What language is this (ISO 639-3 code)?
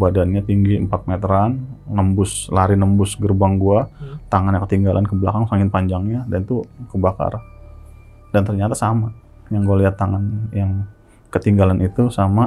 ind